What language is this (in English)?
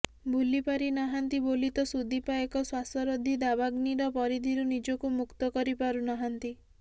Odia